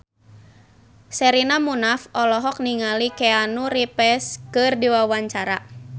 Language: Sundanese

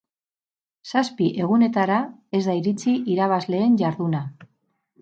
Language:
Basque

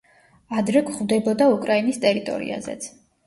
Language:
Georgian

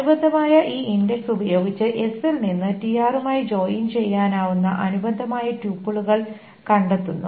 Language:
Malayalam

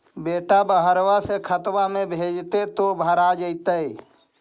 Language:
Magahi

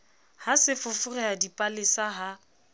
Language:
Southern Sotho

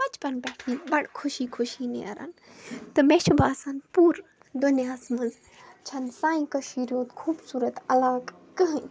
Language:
Kashmiri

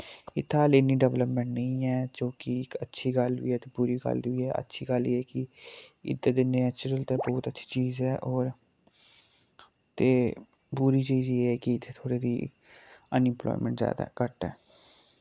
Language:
Dogri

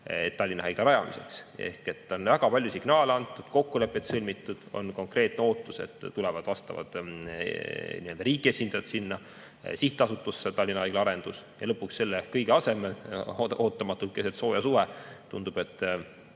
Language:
Estonian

